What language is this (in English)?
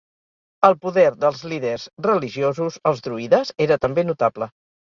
Catalan